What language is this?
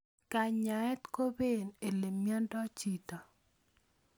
Kalenjin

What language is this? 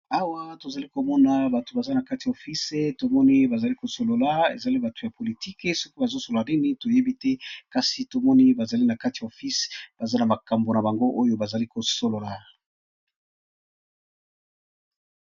Lingala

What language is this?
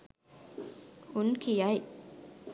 Sinhala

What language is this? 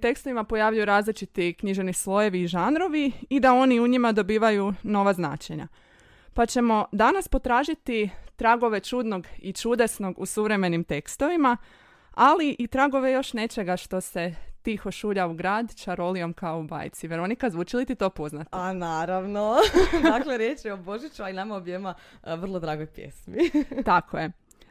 Croatian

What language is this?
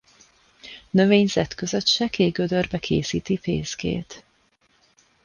Hungarian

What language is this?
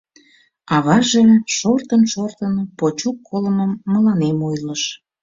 Mari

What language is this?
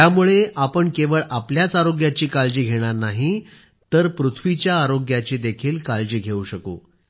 Marathi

